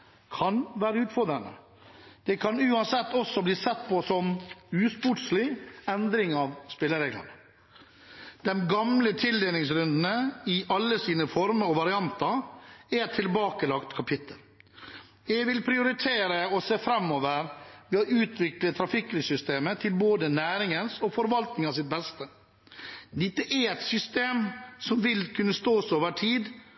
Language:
Norwegian Bokmål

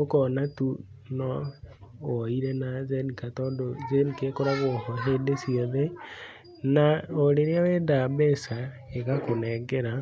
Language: Kikuyu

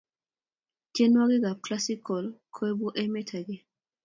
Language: Kalenjin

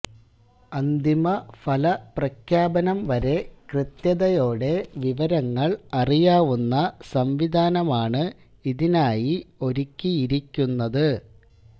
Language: Malayalam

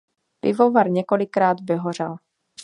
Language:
Czech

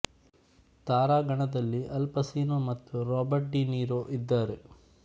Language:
Kannada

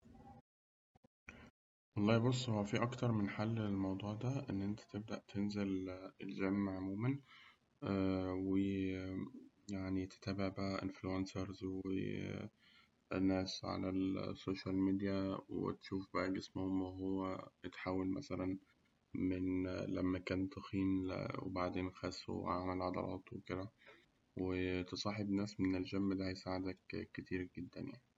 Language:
Egyptian Arabic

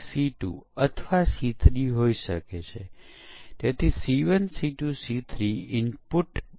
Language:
Gujarati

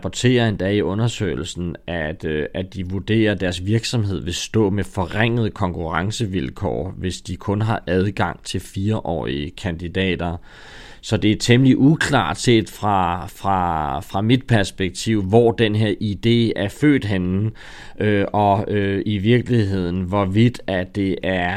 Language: Danish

